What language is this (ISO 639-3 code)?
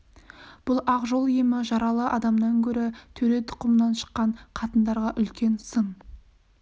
kaz